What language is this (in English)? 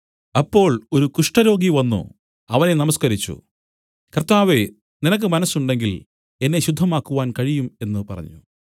Malayalam